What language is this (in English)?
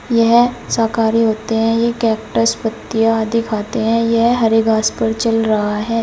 Hindi